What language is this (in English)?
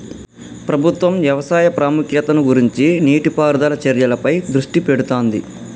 Telugu